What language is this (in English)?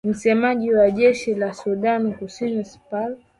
Swahili